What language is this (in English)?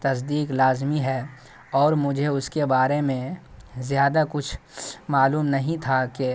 Urdu